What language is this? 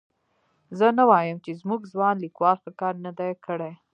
Pashto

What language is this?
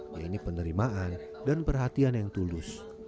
Indonesian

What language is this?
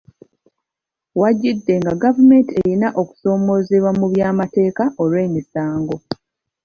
Ganda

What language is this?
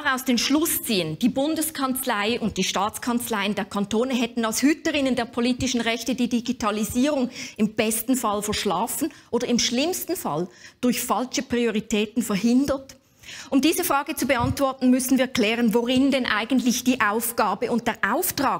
German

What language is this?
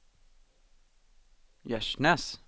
Swedish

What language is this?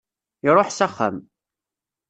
Kabyle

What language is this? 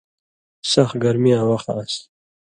Indus Kohistani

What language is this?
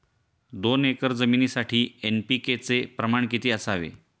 Marathi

